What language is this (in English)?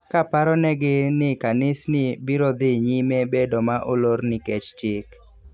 Luo (Kenya and Tanzania)